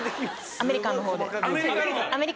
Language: Japanese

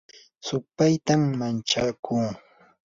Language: Yanahuanca Pasco Quechua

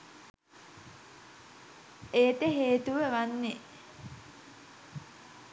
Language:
Sinhala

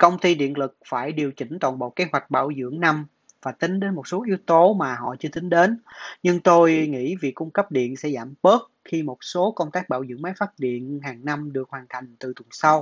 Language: Vietnamese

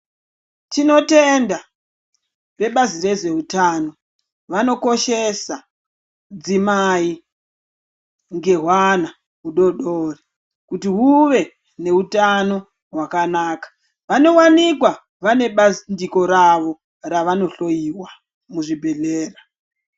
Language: Ndau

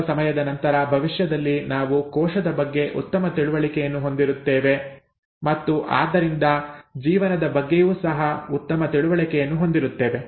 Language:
Kannada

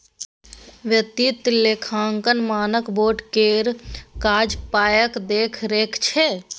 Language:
Maithili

